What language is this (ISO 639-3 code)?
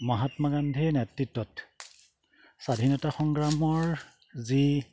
asm